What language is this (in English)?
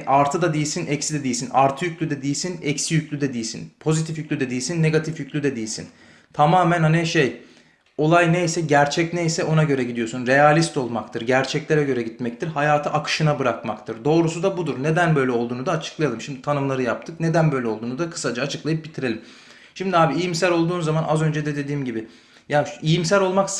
Turkish